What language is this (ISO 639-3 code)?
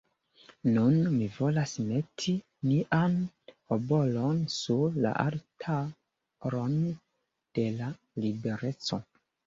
epo